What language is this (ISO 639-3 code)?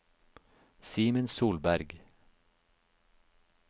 nor